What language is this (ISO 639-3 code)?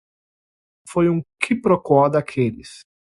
por